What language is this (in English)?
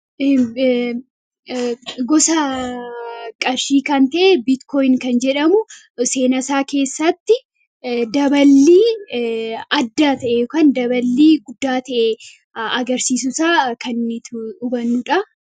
Oromo